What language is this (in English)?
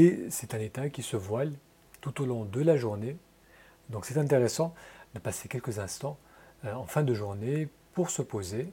French